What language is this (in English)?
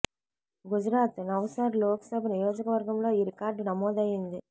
Telugu